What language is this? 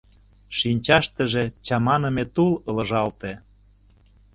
Mari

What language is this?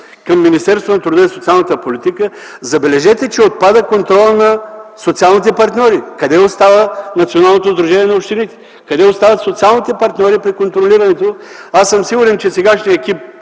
Bulgarian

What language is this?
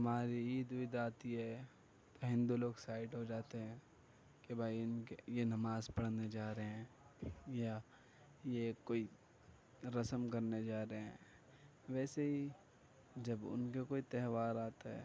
Urdu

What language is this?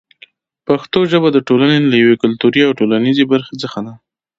Pashto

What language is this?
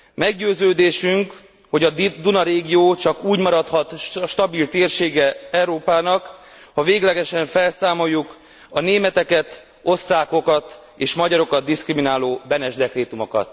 Hungarian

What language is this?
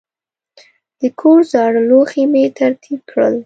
Pashto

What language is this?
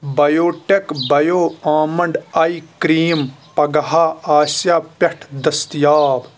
Kashmiri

